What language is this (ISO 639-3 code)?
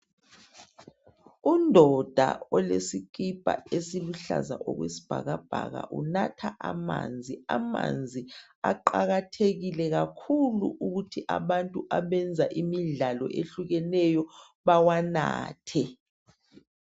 nde